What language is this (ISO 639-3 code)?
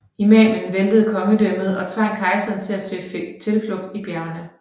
dan